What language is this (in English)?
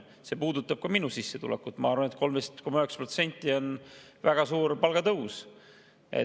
Estonian